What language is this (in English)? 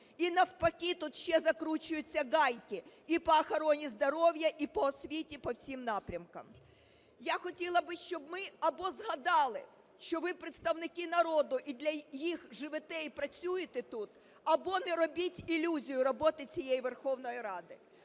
Ukrainian